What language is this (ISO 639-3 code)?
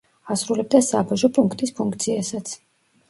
kat